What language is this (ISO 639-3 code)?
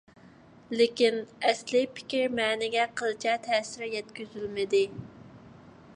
uig